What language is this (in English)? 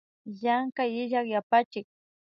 Imbabura Highland Quichua